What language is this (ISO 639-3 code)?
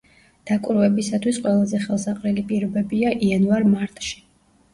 kat